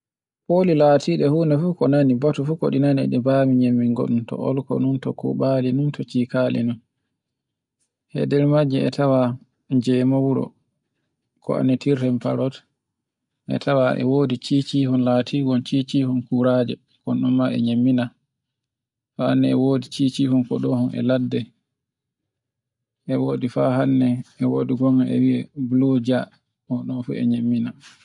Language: Borgu Fulfulde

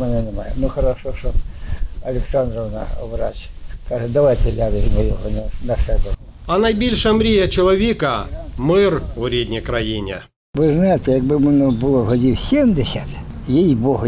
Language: Ukrainian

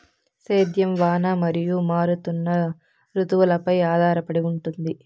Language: Telugu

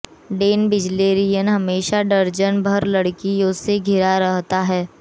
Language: Hindi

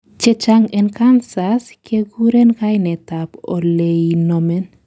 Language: Kalenjin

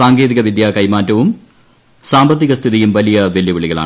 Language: Malayalam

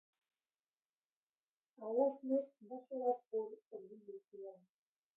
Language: Basque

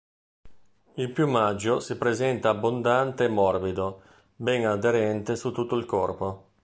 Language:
Italian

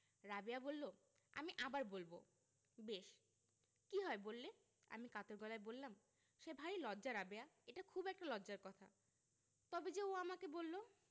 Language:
Bangla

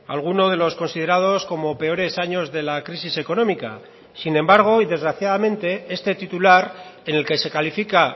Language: Spanish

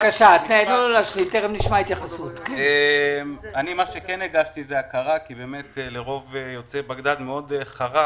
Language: Hebrew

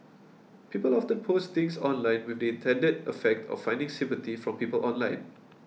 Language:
English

